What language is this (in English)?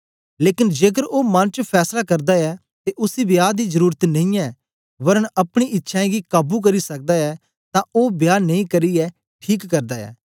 Dogri